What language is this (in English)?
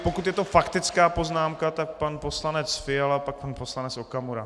Czech